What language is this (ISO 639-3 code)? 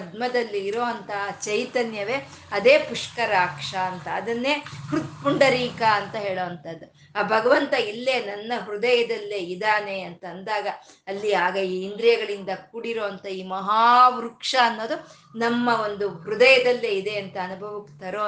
kan